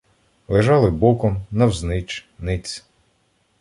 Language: Ukrainian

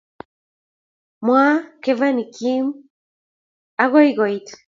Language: Kalenjin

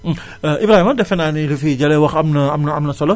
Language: Wolof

